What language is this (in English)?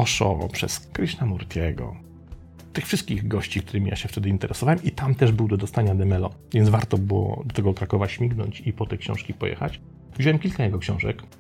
Polish